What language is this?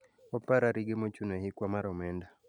Luo (Kenya and Tanzania)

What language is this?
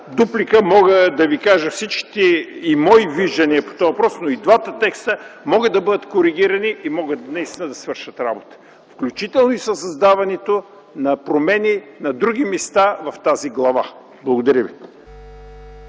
Bulgarian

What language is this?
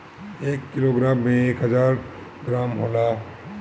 Bhojpuri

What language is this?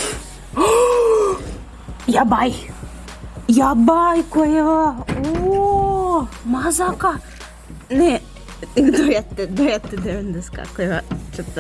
Japanese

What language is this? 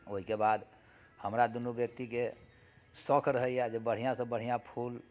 Maithili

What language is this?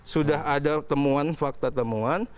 Indonesian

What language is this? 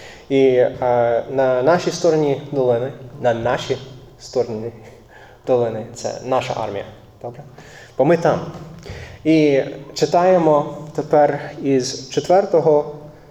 Ukrainian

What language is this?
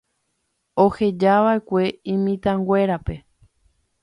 Guarani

